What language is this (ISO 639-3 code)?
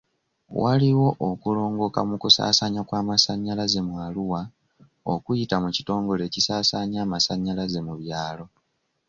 lug